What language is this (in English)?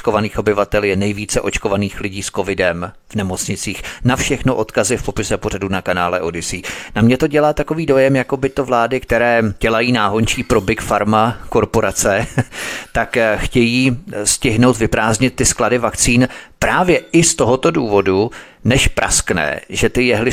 Czech